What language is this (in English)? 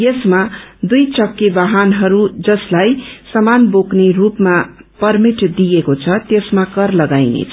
Nepali